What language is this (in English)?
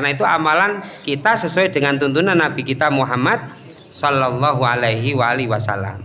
Indonesian